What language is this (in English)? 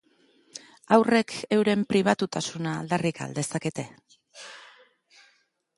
Basque